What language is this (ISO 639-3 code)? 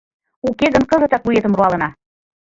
chm